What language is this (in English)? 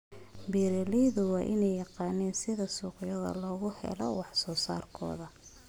Somali